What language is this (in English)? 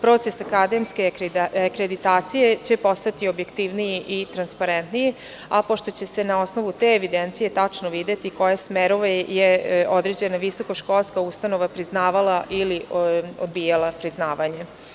Serbian